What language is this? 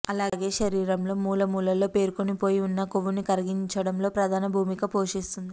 Telugu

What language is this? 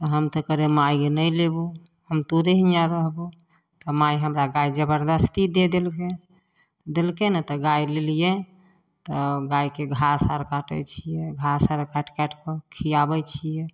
Maithili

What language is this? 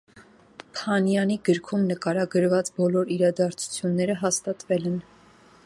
Armenian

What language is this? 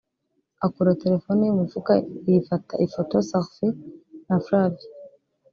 Kinyarwanda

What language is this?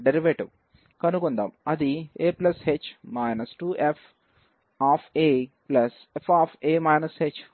Telugu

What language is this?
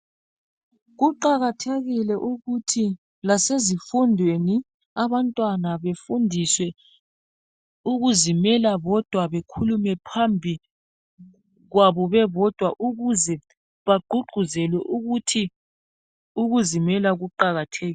North Ndebele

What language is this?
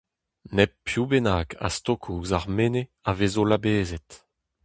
Breton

